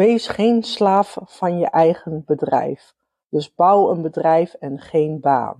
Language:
Dutch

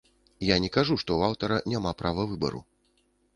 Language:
Belarusian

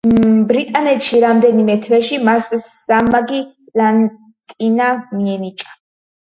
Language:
Georgian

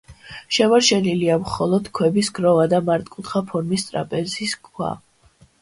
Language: Georgian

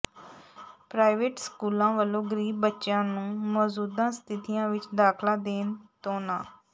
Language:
Punjabi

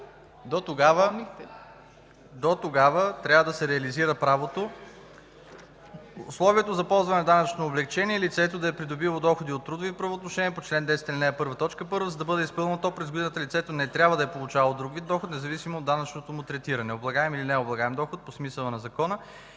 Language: Bulgarian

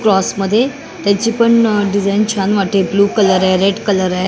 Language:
Marathi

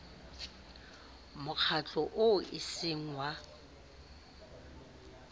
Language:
Southern Sotho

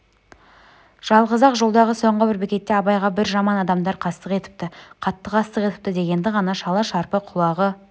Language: Kazakh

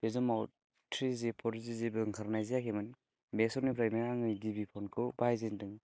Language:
Bodo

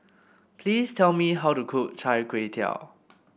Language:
English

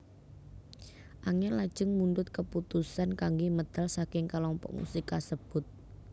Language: Javanese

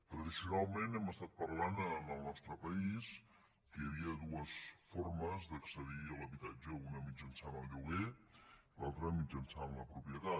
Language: Catalan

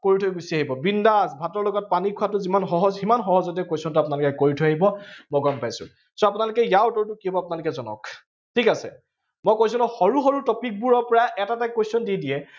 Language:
Assamese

